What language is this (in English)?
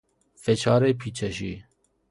Persian